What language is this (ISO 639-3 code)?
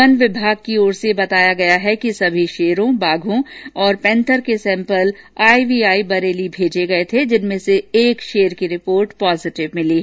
hin